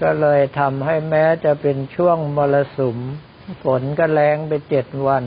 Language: Thai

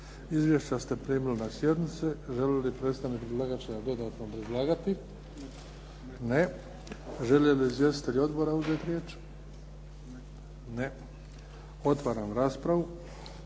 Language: Croatian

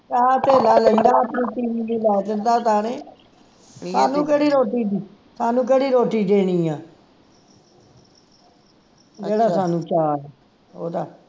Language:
Punjabi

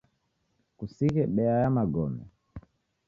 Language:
Taita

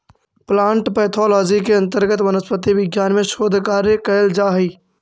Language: Magahi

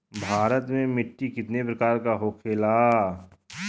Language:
Bhojpuri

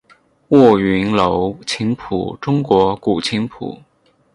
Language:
Chinese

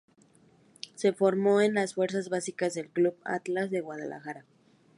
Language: Spanish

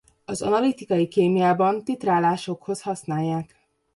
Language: Hungarian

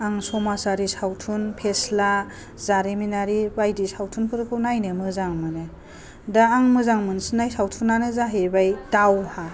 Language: Bodo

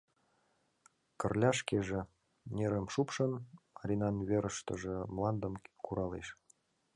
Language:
Mari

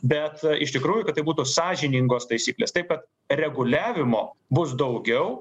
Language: Lithuanian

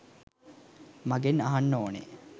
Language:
Sinhala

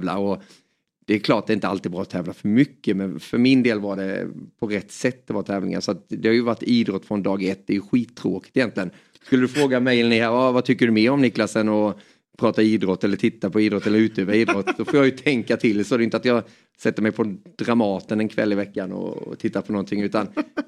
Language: Swedish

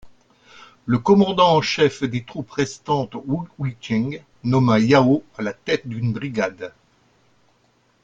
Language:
French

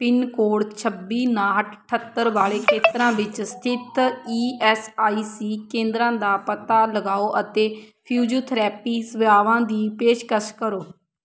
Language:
Punjabi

